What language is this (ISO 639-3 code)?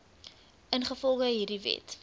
afr